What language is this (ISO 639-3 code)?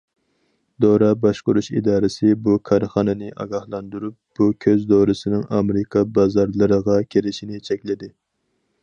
uig